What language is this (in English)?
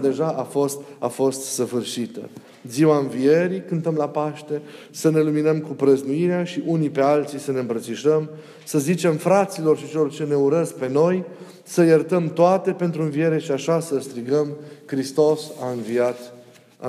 Romanian